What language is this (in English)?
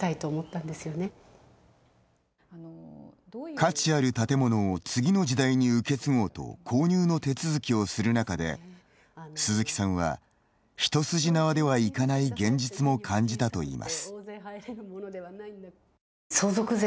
Japanese